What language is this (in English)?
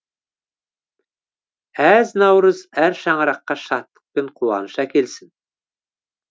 Kazakh